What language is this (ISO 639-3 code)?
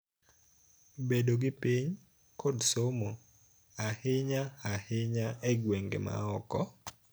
luo